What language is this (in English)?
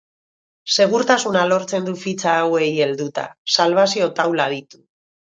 Basque